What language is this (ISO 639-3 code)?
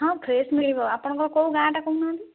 ori